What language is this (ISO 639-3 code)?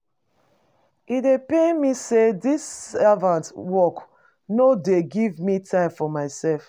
pcm